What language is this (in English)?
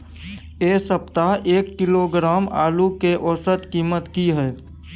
Maithili